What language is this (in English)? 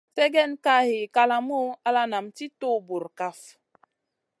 Masana